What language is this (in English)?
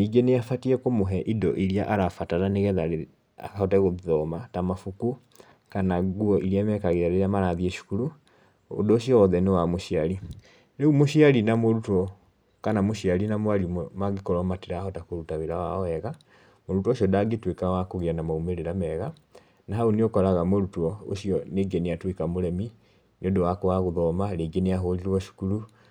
Kikuyu